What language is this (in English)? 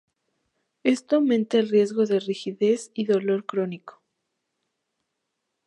Spanish